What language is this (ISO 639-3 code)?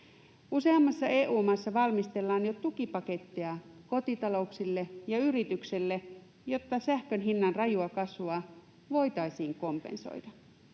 fin